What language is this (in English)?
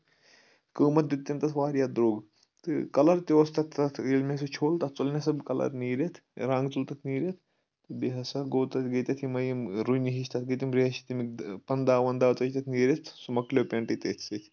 Kashmiri